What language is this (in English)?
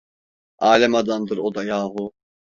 Turkish